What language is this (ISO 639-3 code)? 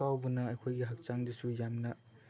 mni